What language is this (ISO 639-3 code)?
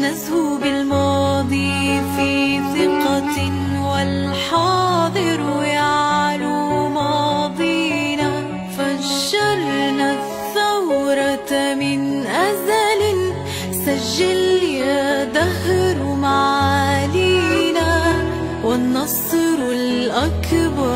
ara